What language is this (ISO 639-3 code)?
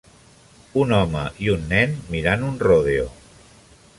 cat